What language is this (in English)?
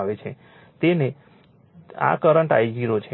Gujarati